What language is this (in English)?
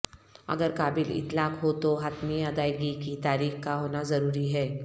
Urdu